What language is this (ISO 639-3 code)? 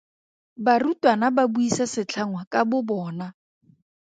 tsn